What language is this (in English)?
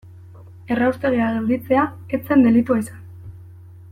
Basque